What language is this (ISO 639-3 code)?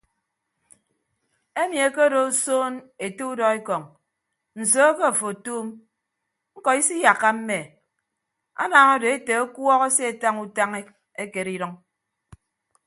ibb